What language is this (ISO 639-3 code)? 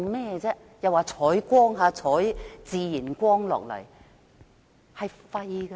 yue